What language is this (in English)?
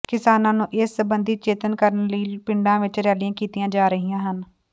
Punjabi